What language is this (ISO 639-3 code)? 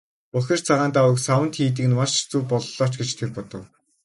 mon